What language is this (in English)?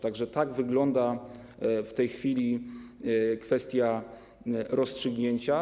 Polish